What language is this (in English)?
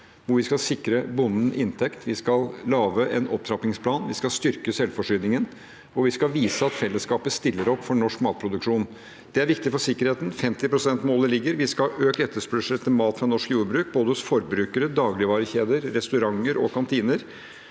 Norwegian